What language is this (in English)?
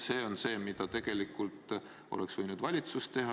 Estonian